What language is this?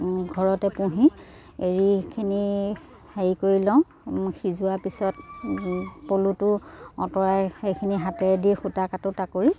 Assamese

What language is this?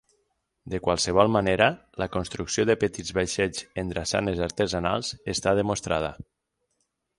Catalan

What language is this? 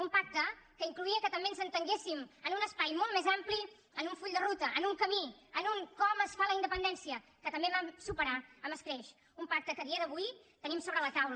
Catalan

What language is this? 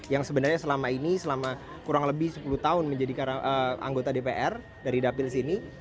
Indonesian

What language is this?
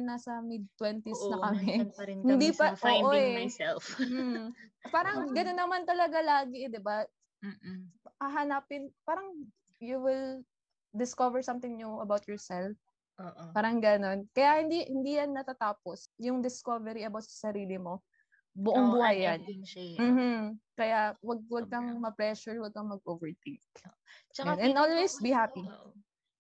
Filipino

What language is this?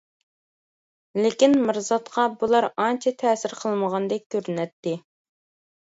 Uyghur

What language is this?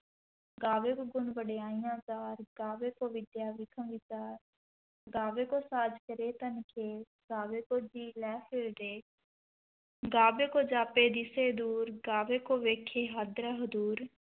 Punjabi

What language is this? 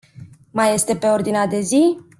Romanian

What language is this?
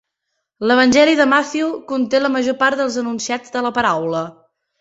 Catalan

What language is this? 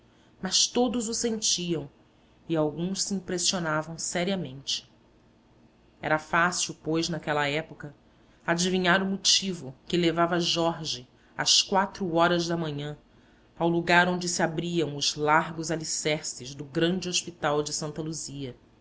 Portuguese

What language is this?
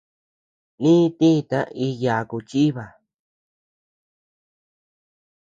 Tepeuxila Cuicatec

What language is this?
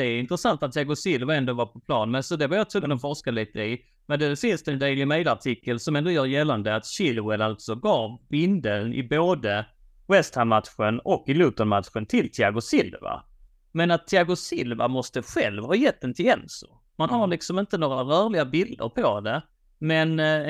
Swedish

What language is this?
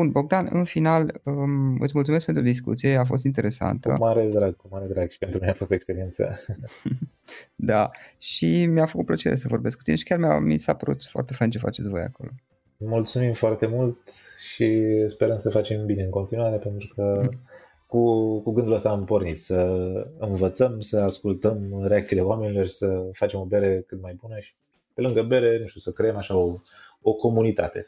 Romanian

